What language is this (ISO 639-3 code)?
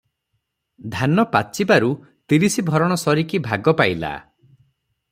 ori